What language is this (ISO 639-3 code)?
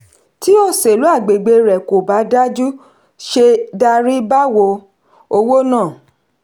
yor